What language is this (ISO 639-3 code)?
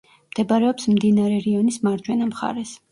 kat